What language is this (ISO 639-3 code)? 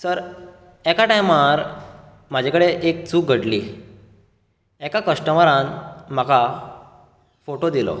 kok